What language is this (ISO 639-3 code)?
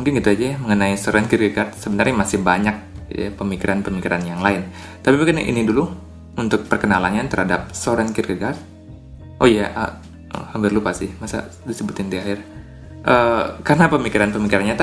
ind